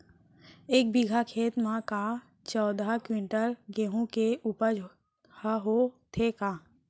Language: Chhattisgarhi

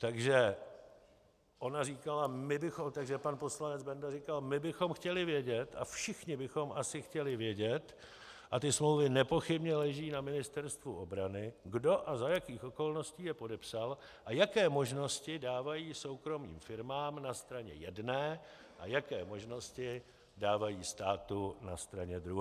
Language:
Czech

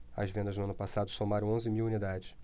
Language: Portuguese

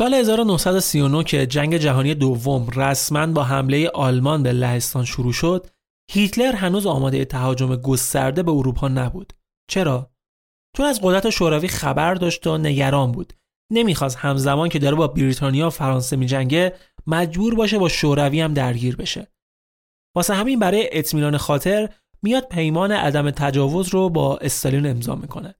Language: Persian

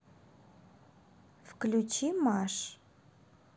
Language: Russian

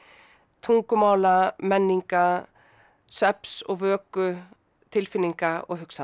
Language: Icelandic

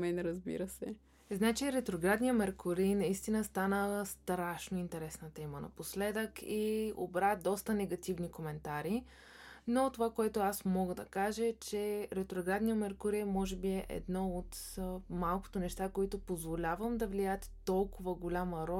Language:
Bulgarian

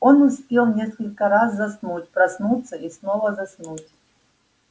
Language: Russian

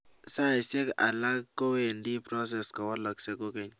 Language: Kalenjin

